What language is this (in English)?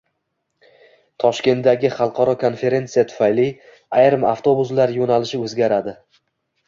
Uzbek